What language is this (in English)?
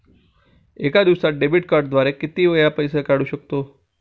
Marathi